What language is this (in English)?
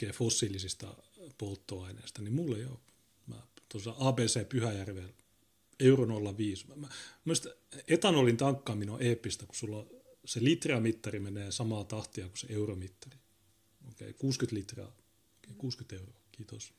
Finnish